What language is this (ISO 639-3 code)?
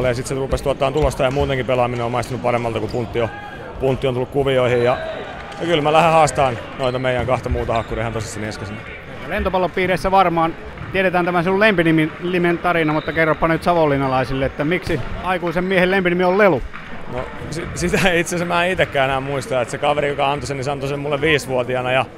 fin